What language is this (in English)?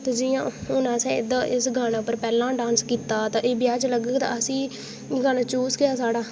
Dogri